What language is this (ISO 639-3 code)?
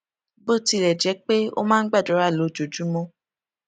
yor